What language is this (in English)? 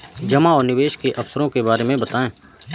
Hindi